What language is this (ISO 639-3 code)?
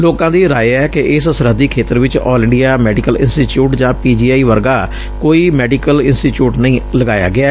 pan